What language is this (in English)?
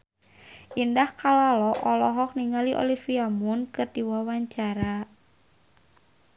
Sundanese